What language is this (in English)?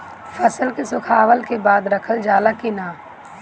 Bhojpuri